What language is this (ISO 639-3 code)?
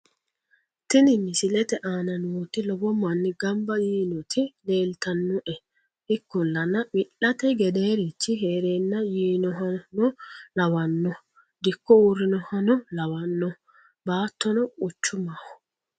sid